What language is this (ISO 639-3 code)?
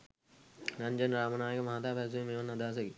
sin